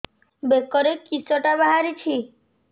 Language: Odia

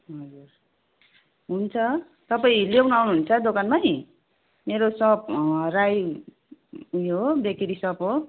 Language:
Nepali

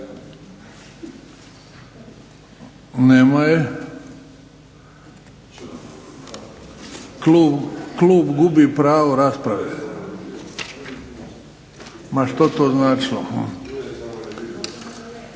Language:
Croatian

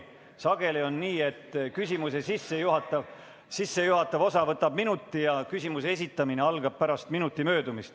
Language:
Estonian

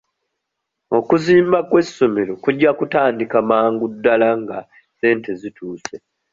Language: Ganda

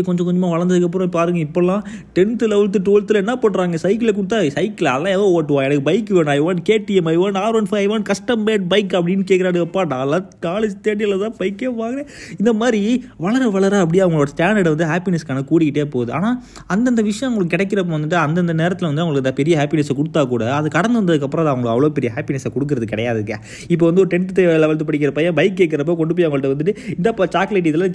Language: Tamil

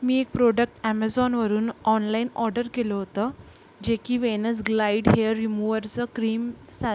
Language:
Marathi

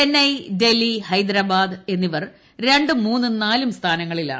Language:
Malayalam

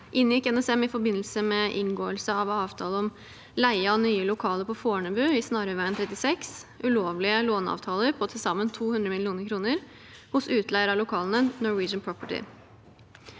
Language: Norwegian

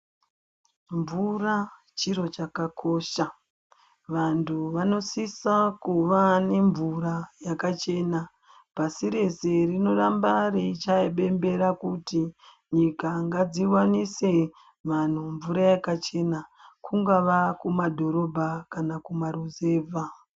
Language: Ndau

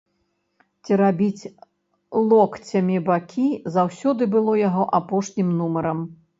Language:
Belarusian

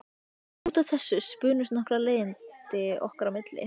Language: Icelandic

